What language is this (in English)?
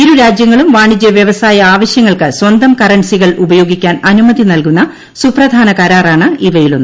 Malayalam